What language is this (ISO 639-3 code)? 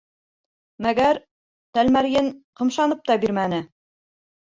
bak